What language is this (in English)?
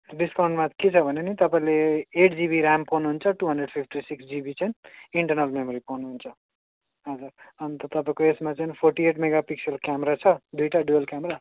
Nepali